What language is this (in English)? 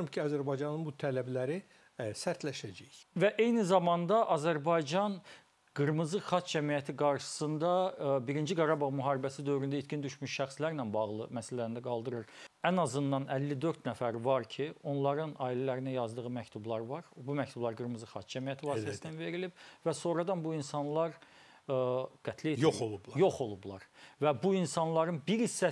Turkish